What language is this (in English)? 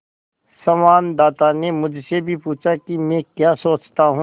Hindi